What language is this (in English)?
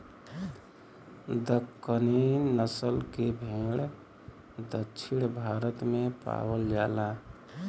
Bhojpuri